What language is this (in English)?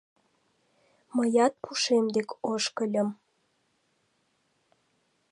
Mari